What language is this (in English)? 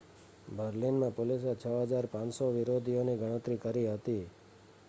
Gujarati